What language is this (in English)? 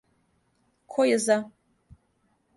Serbian